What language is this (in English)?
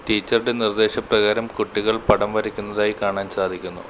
Malayalam